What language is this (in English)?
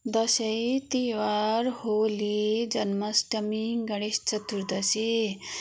Nepali